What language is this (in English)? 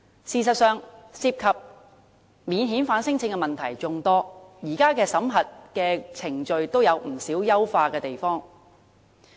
Cantonese